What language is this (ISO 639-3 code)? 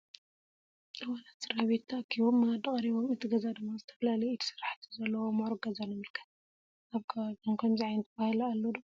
tir